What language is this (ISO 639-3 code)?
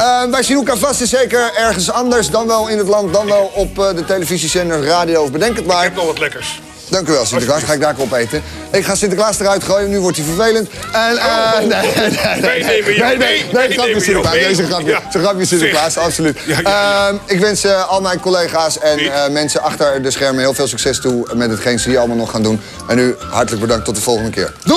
nld